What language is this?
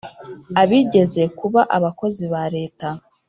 Kinyarwanda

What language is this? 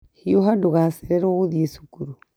Kikuyu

